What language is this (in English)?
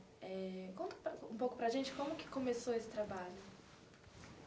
Portuguese